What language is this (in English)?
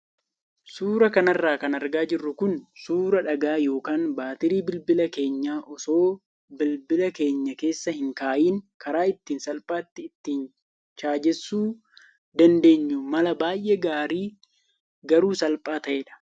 Oromo